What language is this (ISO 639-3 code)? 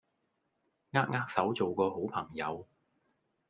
yue